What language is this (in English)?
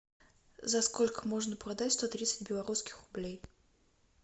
Russian